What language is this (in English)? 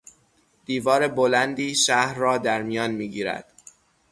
Persian